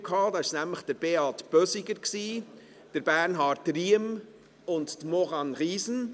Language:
Swiss German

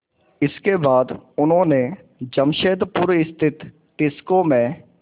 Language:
Hindi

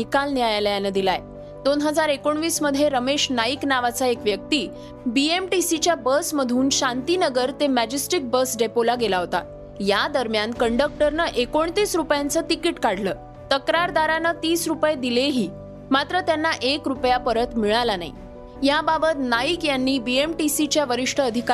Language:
Marathi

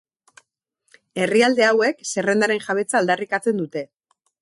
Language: Basque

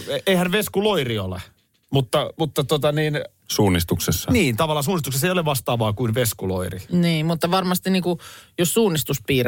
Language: Finnish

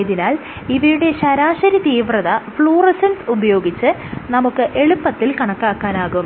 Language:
Malayalam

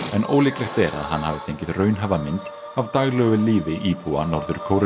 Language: Icelandic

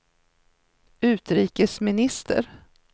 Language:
Swedish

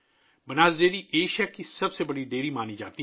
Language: Urdu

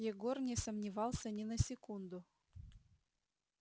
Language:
Russian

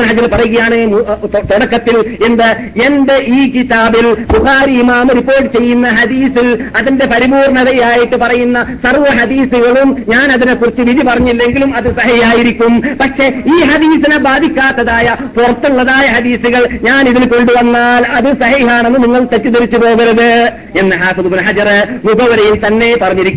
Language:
Malayalam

